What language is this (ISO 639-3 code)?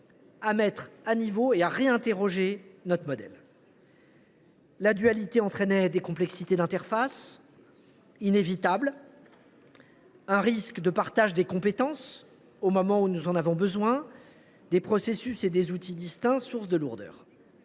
fra